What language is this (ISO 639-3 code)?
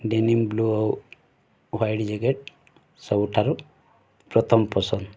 ori